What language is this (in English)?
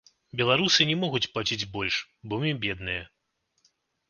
Belarusian